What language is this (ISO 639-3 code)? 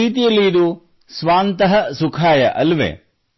kan